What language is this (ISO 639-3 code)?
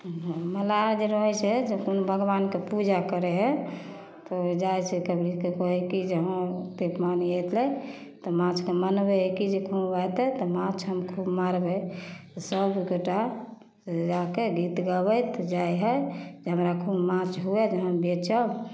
mai